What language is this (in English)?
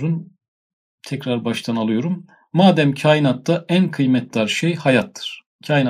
Turkish